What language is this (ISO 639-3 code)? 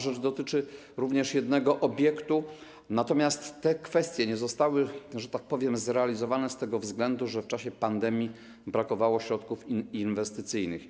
pol